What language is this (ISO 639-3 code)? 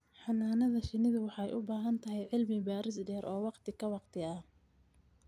som